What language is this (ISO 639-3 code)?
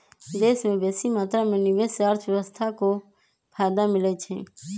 mag